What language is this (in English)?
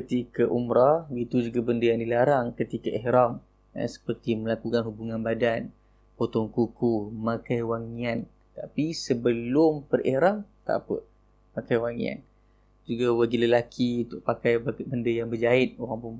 Malay